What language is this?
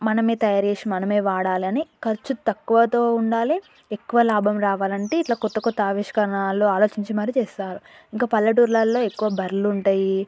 Telugu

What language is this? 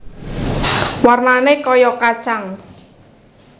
Javanese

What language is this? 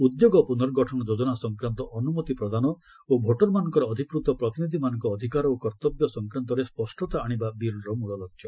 Odia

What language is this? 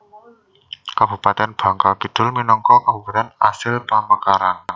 Javanese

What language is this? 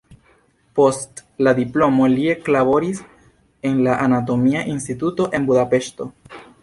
Esperanto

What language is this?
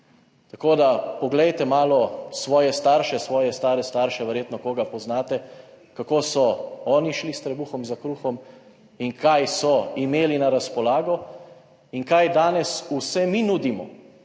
Slovenian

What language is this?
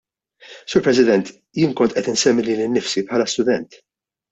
Maltese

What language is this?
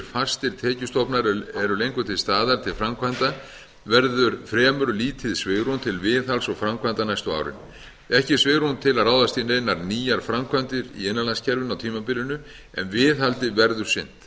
Icelandic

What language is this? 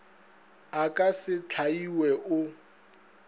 Northern Sotho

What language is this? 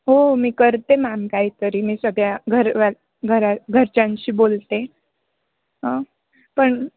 Marathi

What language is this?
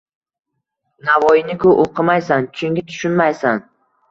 Uzbek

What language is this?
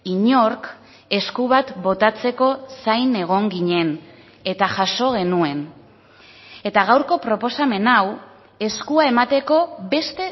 Basque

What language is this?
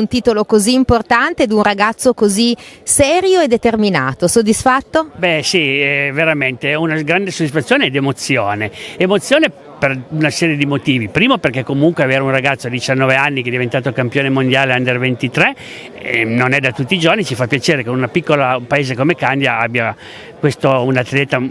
Italian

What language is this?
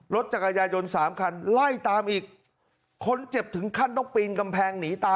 Thai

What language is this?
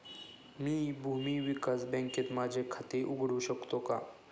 Marathi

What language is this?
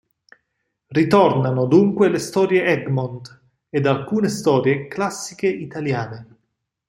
Italian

